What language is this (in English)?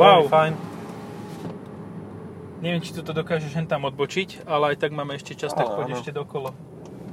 Slovak